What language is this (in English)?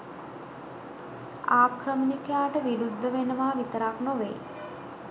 Sinhala